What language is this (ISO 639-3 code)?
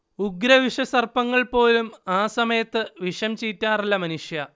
mal